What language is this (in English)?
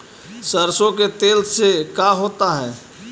Magahi